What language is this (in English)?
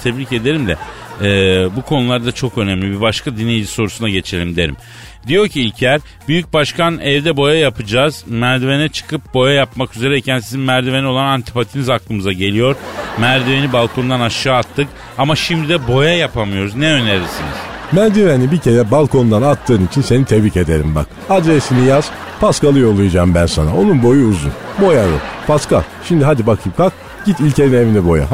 Turkish